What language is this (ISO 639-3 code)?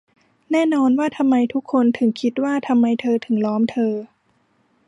tha